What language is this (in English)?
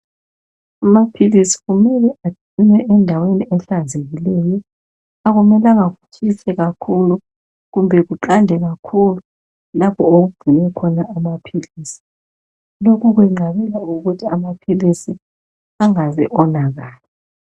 North Ndebele